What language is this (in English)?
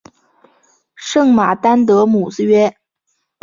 Chinese